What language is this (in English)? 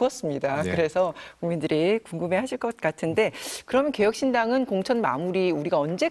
Korean